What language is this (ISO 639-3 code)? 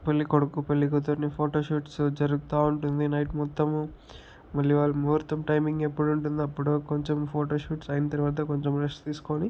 tel